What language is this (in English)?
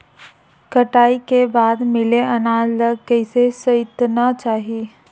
Chhattisgarhi